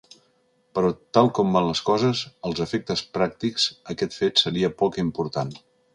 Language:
Catalan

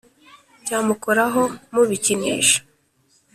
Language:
Kinyarwanda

